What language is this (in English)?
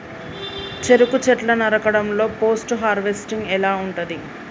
Telugu